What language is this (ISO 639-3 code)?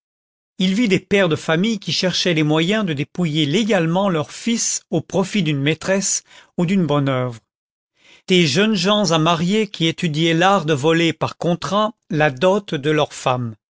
fra